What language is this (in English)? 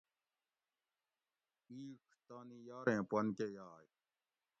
Gawri